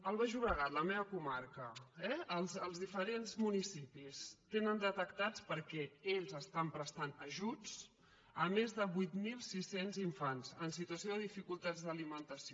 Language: Catalan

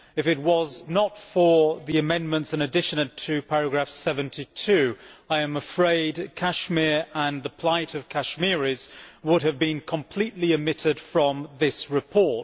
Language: English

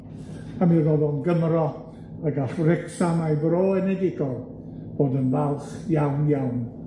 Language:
Welsh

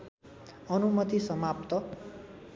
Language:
Nepali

